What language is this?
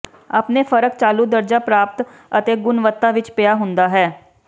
Punjabi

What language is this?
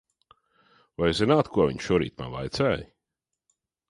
Latvian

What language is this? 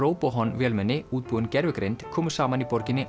Icelandic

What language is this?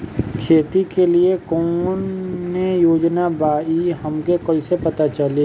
Bhojpuri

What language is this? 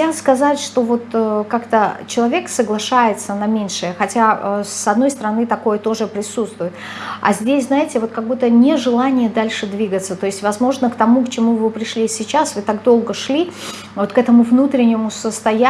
Russian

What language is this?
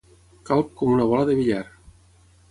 Catalan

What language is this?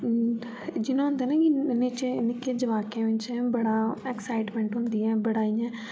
Dogri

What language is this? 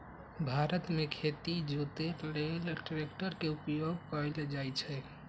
Magahi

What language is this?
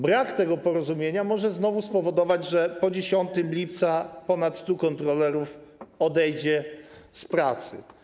Polish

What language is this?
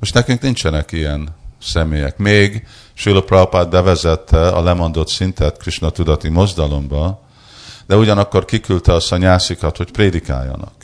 Hungarian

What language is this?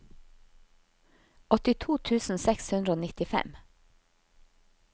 Norwegian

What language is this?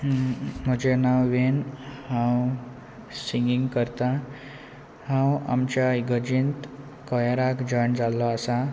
Konkani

